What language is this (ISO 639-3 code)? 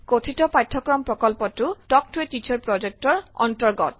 asm